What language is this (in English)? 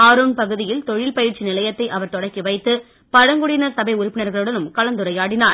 Tamil